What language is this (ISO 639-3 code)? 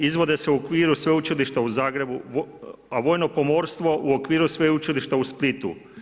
hrv